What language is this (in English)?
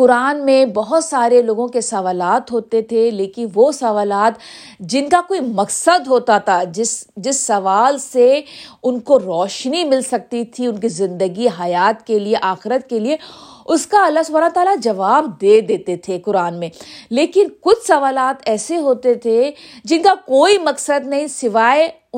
Urdu